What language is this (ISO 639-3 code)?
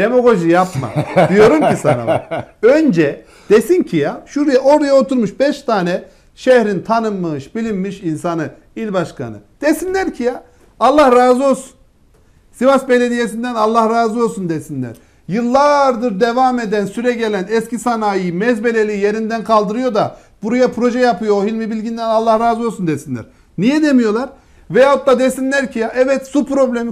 tur